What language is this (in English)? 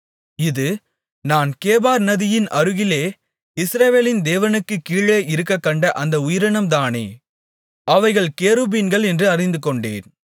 Tamil